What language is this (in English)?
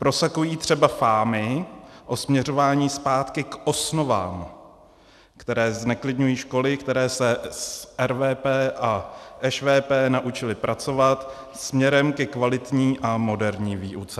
Czech